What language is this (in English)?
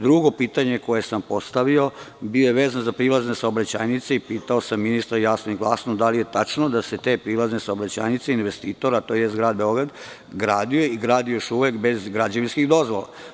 Serbian